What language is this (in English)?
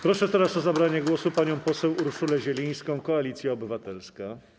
Polish